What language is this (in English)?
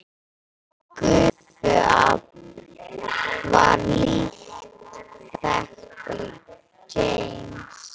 Icelandic